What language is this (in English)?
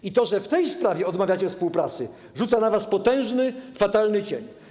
Polish